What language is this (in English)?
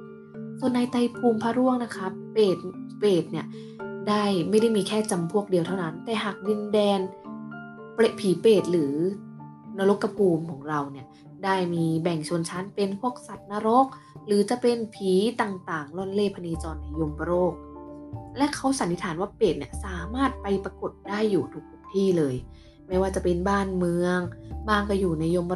Thai